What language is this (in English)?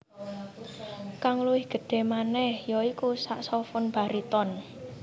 Javanese